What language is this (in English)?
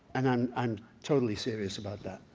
English